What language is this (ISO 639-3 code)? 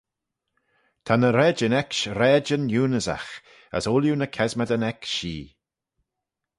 glv